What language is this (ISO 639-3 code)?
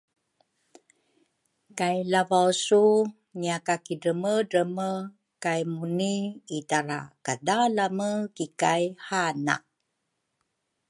dru